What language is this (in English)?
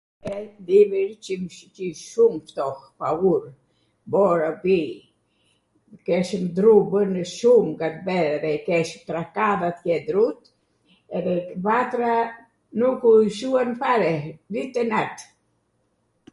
Arvanitika Albanian